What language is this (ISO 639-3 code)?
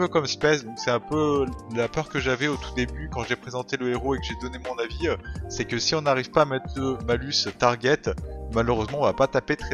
fra